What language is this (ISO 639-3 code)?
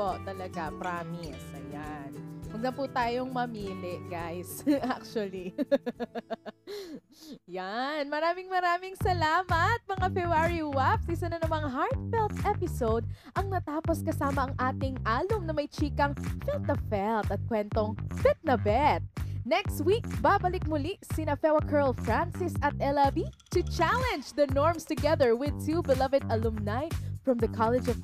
fil